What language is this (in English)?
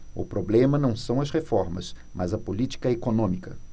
Portuguese